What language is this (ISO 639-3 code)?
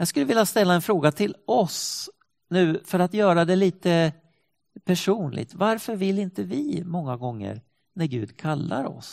swe